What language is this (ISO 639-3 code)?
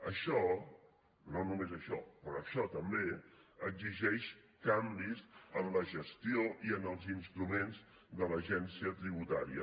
cat